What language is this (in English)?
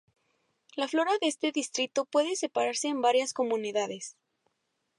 Spanish